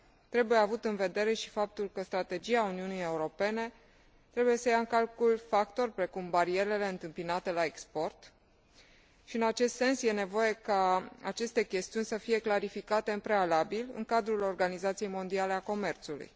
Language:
Romanian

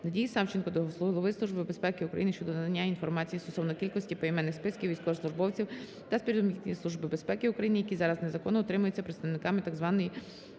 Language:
Ukrainian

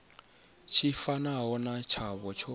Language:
Venda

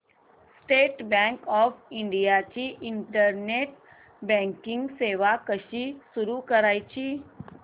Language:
Marathi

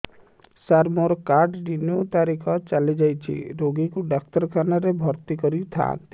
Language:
Odia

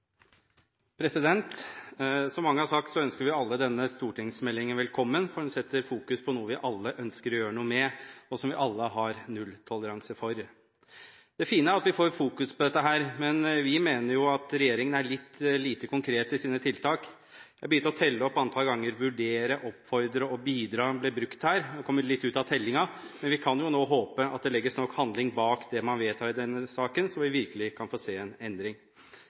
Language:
Norwegian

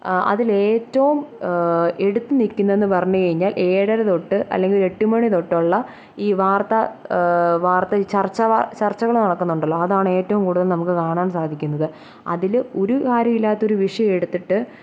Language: Malayalam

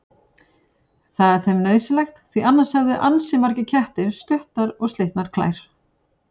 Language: Icelandic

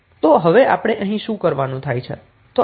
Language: Gujarati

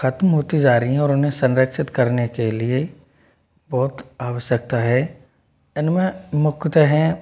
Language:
Hindi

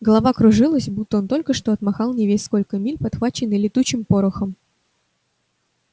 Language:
Russian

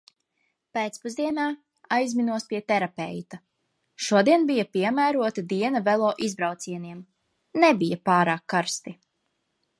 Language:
Latvian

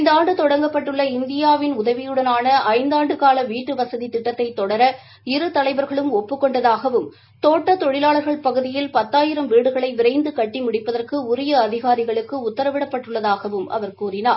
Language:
Tamil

